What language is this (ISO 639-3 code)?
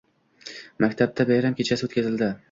uzb